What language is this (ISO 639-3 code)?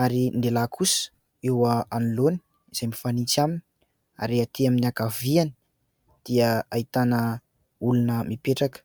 mlg